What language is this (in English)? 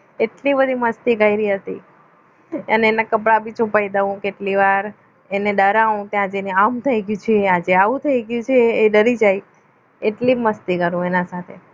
Gujarati